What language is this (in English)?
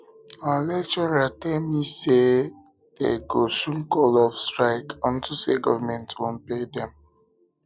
Nigerian Pidgin